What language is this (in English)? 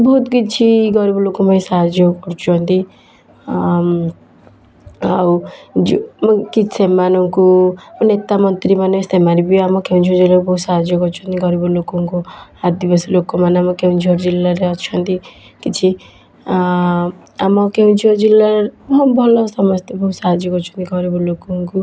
Odia